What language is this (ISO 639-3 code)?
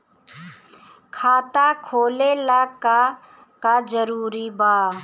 bho